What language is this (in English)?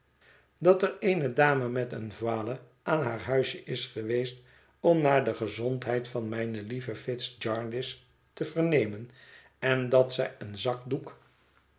Dutch